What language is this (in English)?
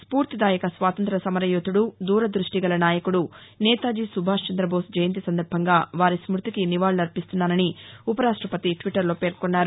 Telugu